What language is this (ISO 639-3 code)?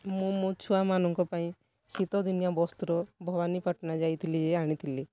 ori